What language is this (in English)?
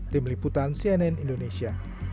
Indonesian